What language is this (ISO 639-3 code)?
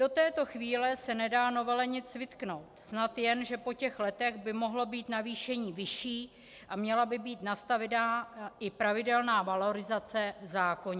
ces